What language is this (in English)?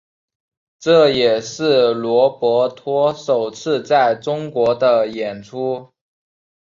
Chinese